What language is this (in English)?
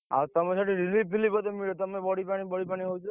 Odia